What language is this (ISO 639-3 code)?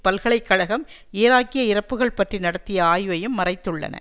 tam